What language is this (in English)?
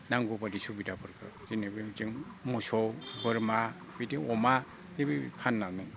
Bodo